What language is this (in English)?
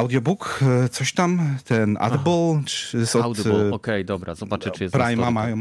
Polish